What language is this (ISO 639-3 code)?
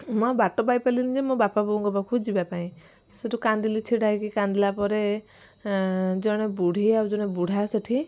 ori